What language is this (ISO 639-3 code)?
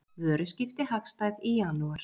isl